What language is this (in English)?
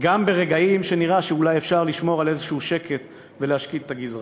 Hebrew